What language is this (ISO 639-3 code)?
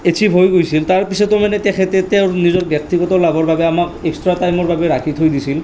asm